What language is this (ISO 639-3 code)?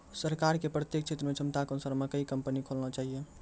mai